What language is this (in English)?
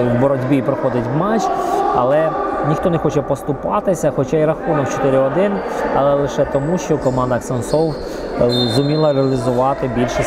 Ukrainian